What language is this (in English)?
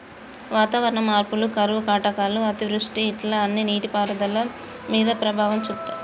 Telugu